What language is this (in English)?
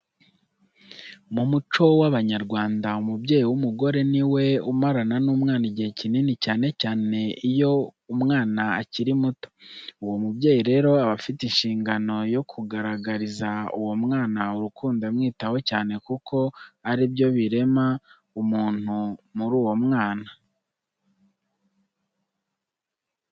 Kinyarwanda